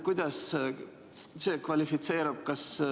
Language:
Estonian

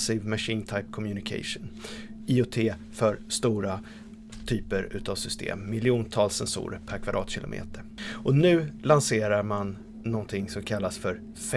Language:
Swedish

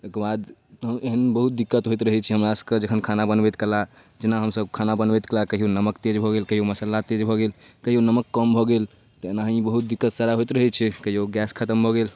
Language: Maithili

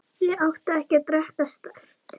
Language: Icelandic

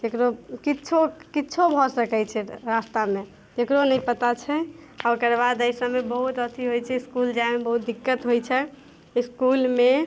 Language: Maithili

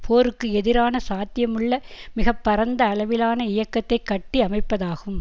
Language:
Tamil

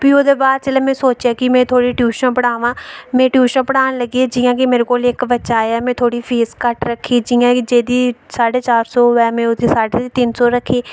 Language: Dogri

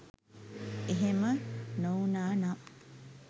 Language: Sinhala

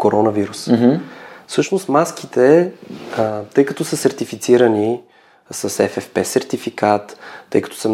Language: Bulgarian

